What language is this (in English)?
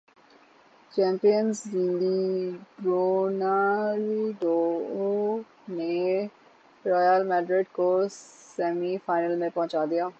Urdu